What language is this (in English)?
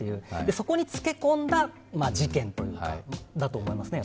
Japanese